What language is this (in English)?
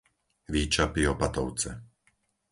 Slovak